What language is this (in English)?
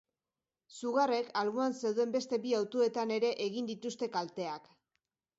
Basque